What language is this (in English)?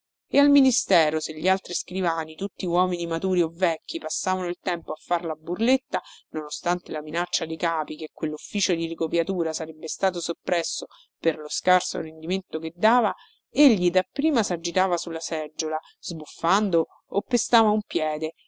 Italian